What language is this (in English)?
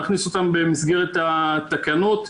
Hebrew